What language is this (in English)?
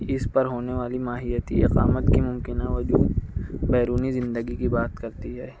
Urdu